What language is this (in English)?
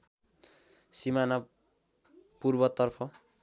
Nepali